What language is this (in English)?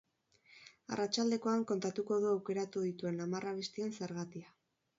Basque